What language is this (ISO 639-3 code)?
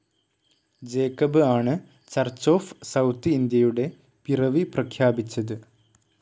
mal